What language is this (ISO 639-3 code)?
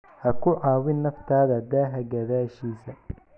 som